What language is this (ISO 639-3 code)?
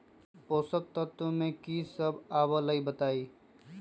mag